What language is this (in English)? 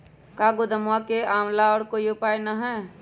Magahi